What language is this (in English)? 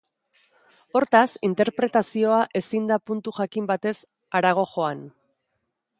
Basque